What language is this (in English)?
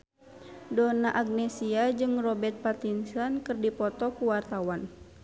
Sundanese